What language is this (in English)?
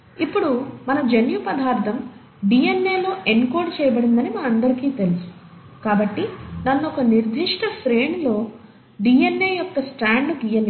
Telugu